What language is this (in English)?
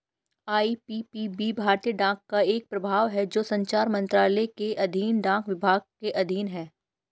Hindi